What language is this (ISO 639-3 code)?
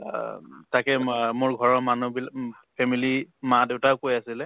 asm